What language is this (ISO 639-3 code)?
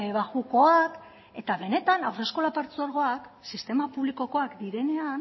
eus